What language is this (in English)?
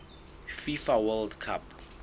Southern Sotho